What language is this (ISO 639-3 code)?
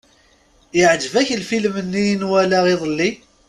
kab